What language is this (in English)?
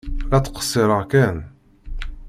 Kabyle